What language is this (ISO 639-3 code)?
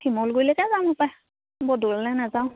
asm